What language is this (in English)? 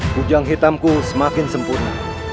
Indonesian